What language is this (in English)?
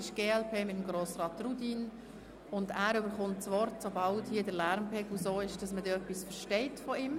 Swiss German